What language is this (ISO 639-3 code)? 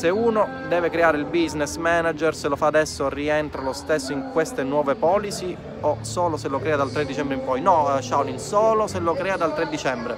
ita